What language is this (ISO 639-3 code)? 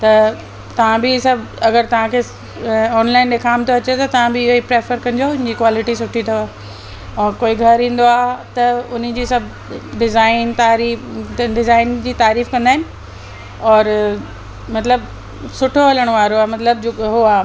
snd